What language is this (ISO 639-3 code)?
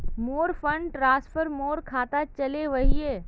mag